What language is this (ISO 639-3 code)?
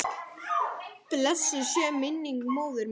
isl